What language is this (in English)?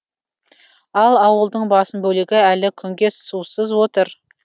Kazakh